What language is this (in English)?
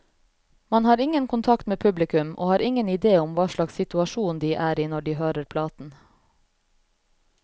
Norwegian